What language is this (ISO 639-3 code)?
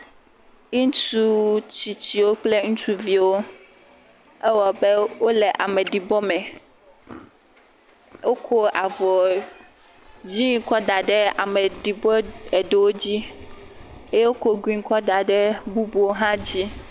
ewe